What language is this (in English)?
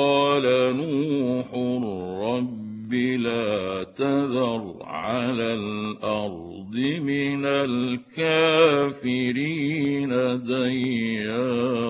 Arabic